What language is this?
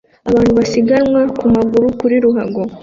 Kinyarwanda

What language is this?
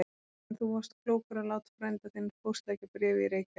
Icelandic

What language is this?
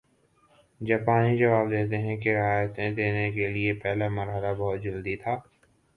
Urdu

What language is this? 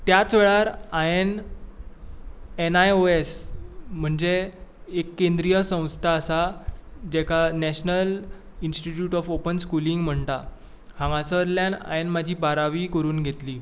Konkani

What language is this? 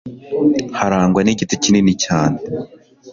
Kinyarwanda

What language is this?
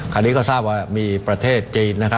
Thai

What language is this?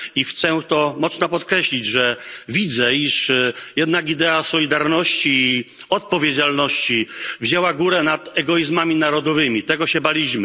Polish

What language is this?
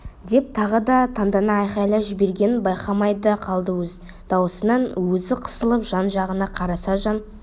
Kazakh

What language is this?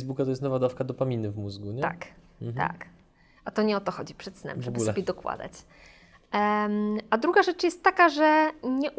Polish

